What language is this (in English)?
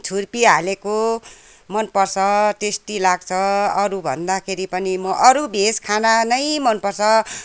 Nepali